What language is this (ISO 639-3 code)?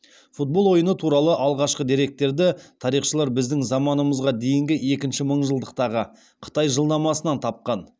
kaz